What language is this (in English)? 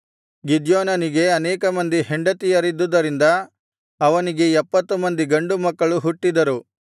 Kannada